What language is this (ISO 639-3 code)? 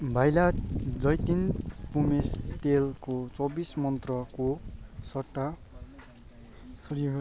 nep